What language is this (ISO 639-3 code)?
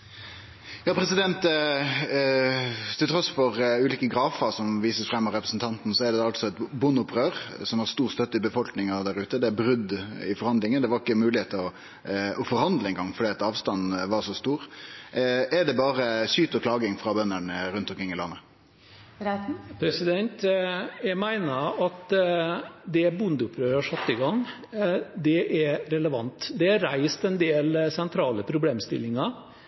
nor